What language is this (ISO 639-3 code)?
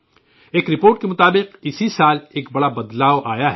urd